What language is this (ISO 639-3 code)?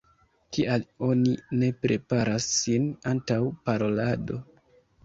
epo